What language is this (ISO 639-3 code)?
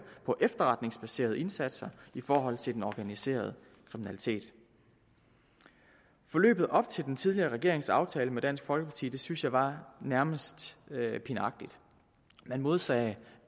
dan